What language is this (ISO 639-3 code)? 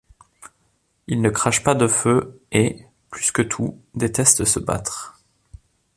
fra